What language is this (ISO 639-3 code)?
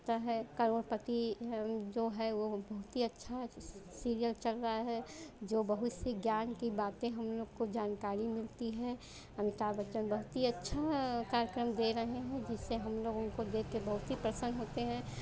hin